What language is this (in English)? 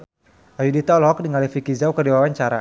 Sundanese